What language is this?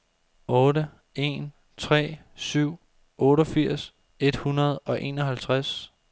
Danish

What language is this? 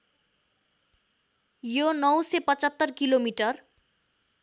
Nepali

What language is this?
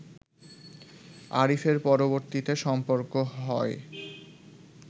Bangla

